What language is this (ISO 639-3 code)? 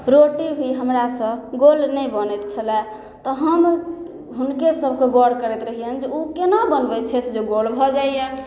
mai